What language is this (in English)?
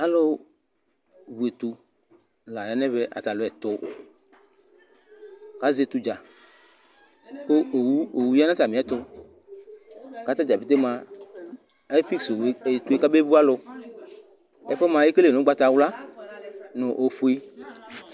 Ikposo